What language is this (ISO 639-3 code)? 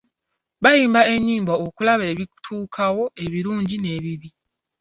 lug